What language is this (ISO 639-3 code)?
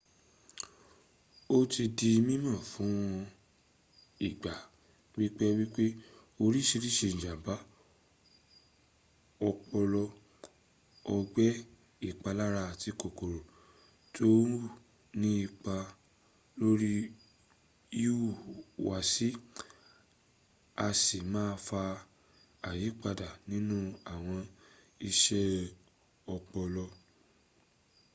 yor